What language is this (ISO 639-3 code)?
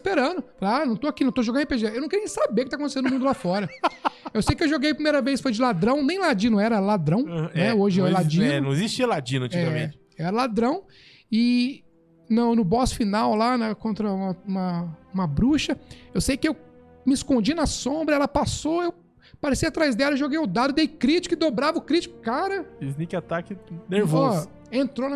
por